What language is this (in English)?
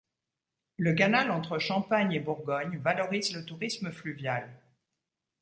French